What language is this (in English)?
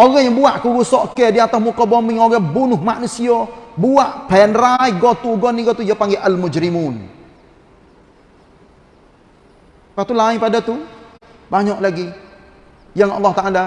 Malay